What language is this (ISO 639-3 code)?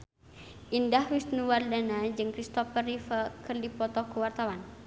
sun